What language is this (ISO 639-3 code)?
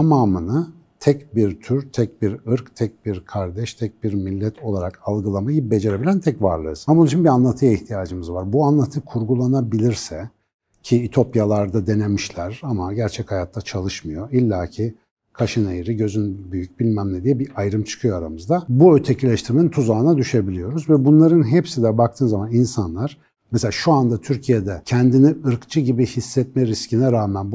tur